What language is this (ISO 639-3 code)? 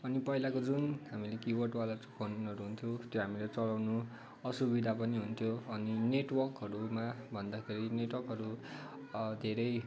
nep